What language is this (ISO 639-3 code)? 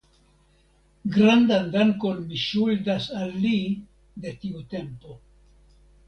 epo